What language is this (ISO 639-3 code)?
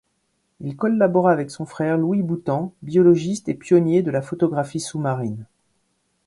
fra